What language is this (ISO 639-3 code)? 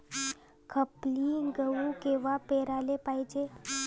mar